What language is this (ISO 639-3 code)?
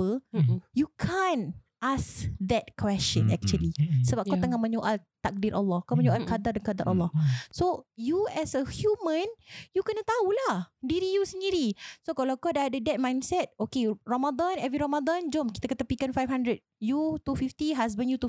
msa